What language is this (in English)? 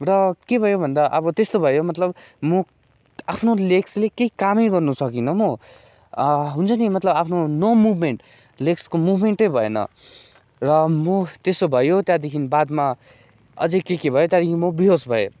Nepali